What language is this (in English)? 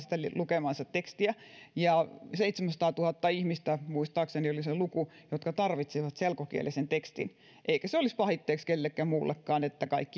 Finnish